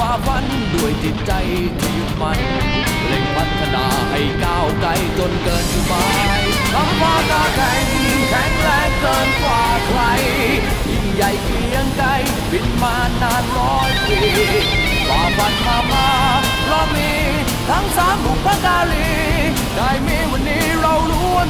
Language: Thai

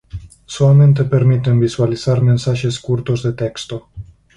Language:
Galician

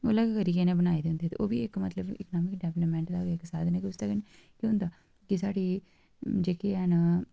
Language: Dogri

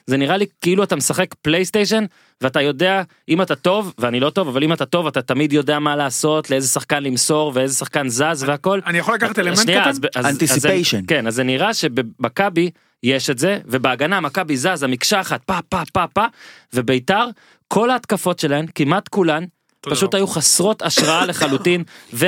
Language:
Hebrew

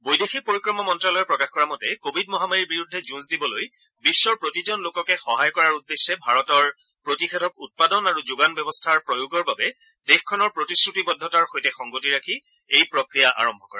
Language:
Assamese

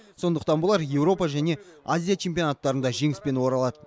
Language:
Kazakh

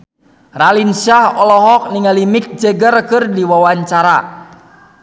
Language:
Sundanese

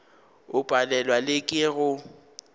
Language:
Northern Sotho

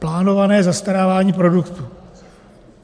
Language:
Czech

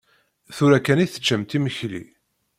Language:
Kabyle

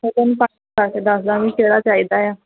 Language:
Punjabi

